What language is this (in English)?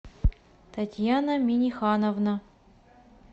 Russian